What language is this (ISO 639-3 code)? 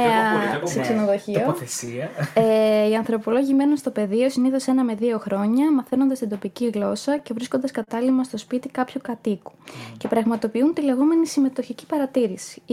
ell